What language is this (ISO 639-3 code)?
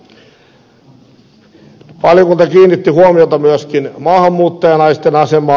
fin